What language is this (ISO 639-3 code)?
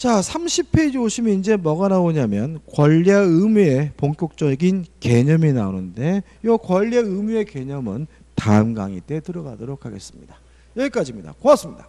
kor